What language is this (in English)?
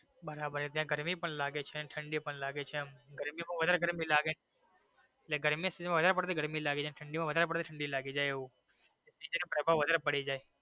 Gujarati